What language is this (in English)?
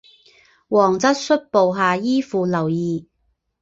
Chinese